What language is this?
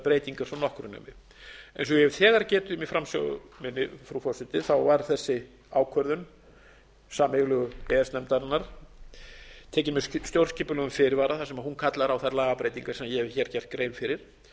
Icelandic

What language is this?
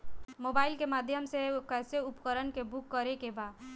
Bhojpuri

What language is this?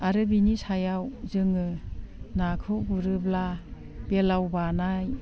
Bodo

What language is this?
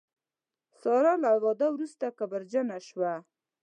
Pashto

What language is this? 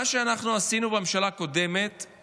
Hebrew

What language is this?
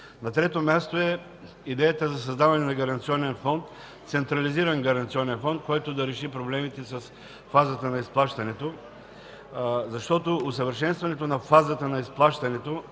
Bulgarian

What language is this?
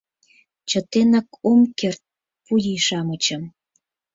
Mari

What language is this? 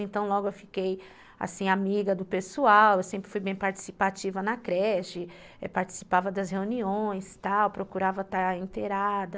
Portuguese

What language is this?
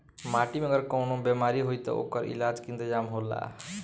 Bhojpuri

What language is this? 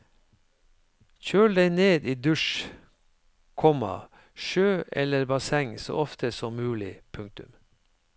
Norwegian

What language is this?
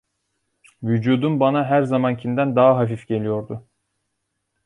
Turkish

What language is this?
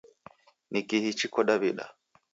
Taita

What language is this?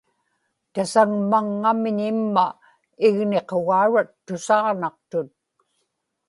Inupiaq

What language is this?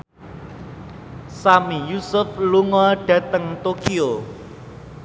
Javanese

